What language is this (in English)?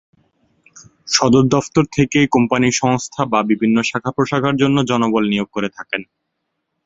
Bangla